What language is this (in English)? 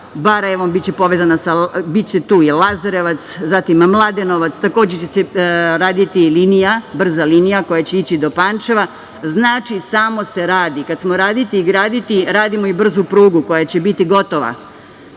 Serbian